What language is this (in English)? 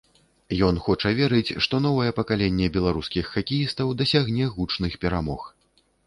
Belarusian